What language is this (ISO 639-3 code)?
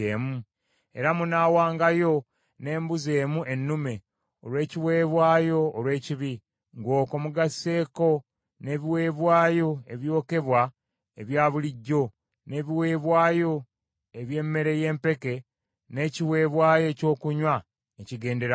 lug